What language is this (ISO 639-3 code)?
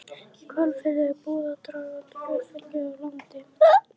isl